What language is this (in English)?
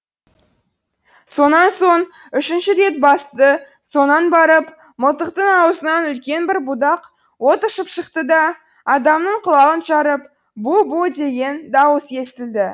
Kazakh